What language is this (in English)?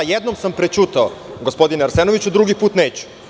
Serbian